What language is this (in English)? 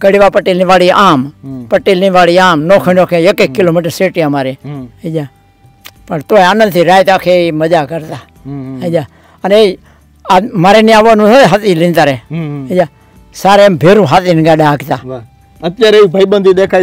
Gujarati